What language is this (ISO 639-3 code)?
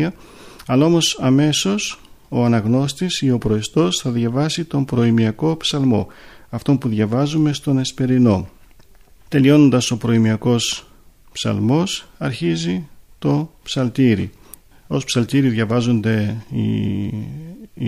ell